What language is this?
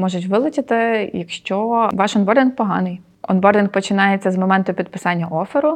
Ukrainian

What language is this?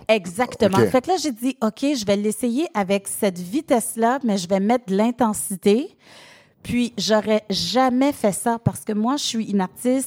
French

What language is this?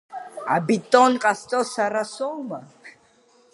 Abkhazian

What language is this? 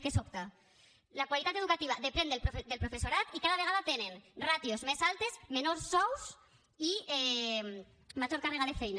Catalan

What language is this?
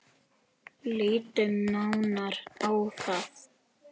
Icelandic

